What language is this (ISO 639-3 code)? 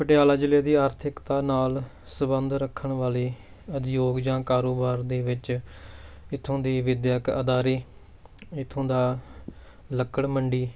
pan